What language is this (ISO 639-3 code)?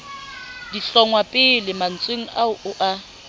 sot